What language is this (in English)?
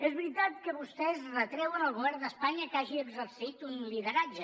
Catalan